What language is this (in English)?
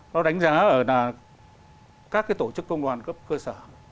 Vietnamese